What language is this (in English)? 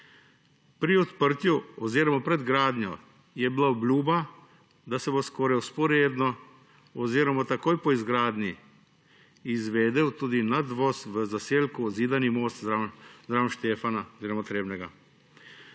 Slovenian